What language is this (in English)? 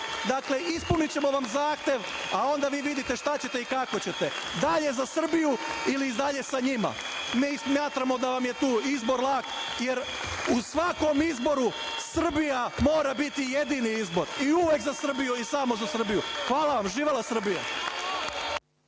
Serbian